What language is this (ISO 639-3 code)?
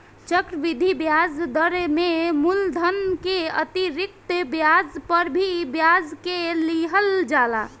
bho